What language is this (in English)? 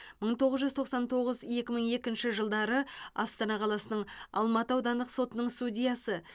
Kazakh